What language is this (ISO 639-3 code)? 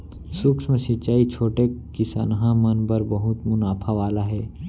hne